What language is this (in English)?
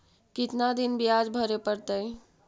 Magahi